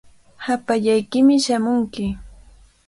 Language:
Cajatambo North Lima Quechua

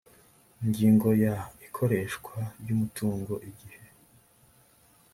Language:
Kinyarwanda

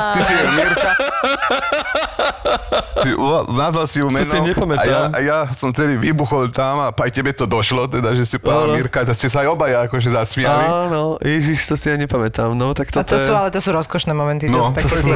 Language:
Slovak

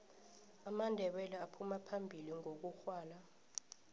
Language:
South Ndebele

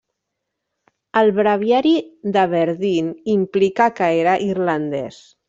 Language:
Catalan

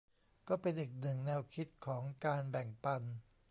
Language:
Thai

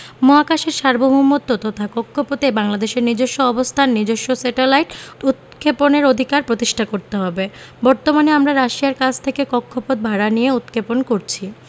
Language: Bangla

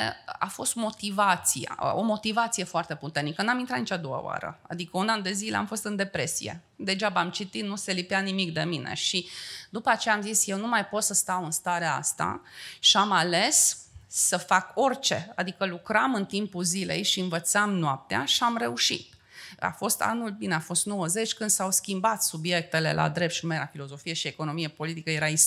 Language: Romanian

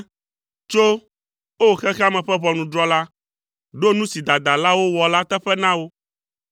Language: Ewe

